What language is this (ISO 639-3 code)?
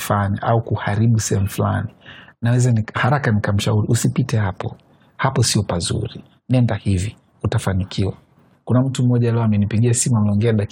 swa